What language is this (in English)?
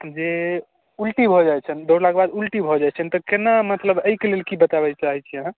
Maithili